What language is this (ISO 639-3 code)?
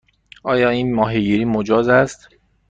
fas